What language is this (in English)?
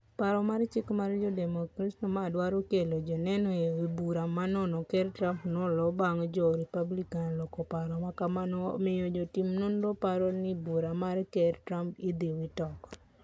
Luo (Kenya and Tanzania)